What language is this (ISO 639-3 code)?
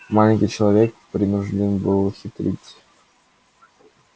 rus